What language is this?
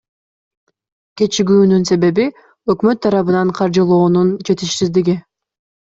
Kyrgyz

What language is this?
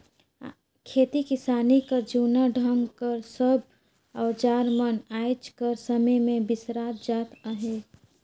Chhattisgarhi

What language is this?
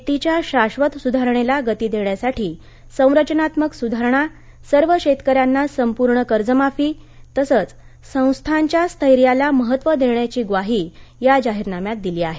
Marathi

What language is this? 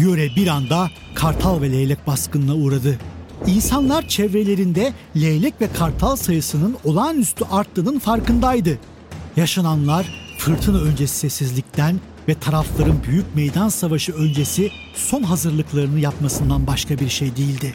Turkish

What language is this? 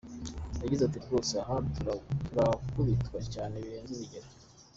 Kinyarwanda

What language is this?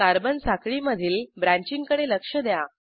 Marathi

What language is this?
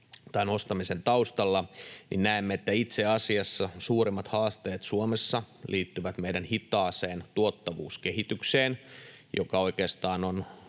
Finnish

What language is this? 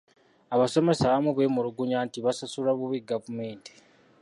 Ganda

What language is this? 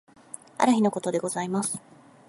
Japanese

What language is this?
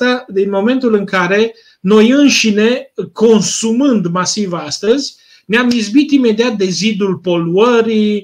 Romanian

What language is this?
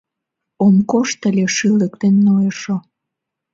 Mari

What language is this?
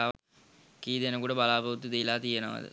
Sinhala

